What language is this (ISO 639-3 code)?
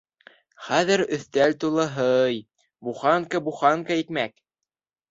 bak